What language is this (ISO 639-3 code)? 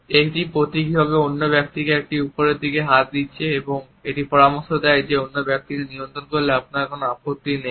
ben